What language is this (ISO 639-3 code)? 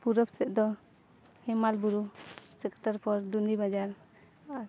sat